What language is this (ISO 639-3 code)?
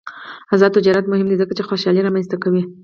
pus